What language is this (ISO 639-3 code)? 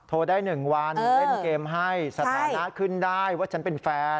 tha